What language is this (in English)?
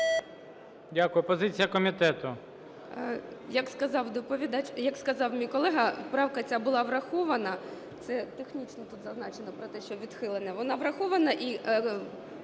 Ukrainian